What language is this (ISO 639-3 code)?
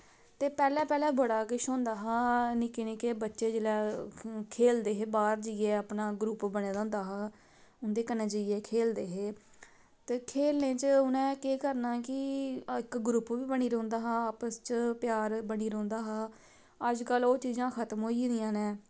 doi